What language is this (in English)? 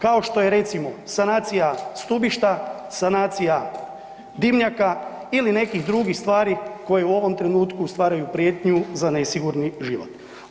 Croatian